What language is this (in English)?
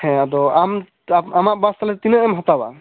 Santali